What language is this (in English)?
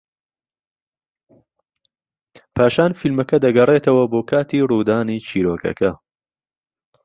Central Kurdish